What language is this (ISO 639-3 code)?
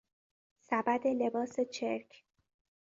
fas